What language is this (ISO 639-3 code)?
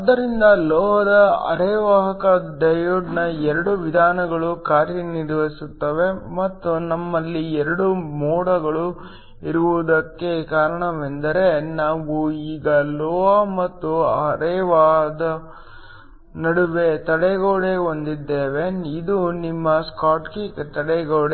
kan